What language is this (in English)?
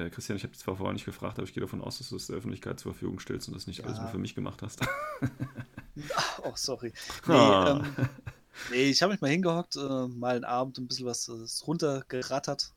German